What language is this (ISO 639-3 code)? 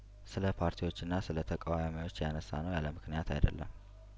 amh